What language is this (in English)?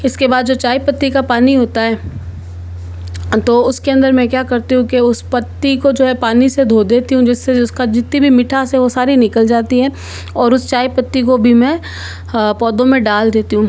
Hindi